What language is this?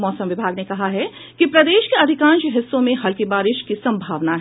Hindi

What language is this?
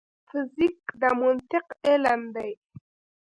Pashto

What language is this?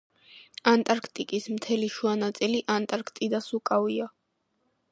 Georgian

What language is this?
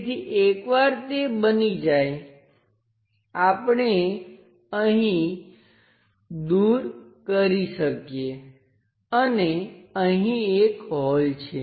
Gujarati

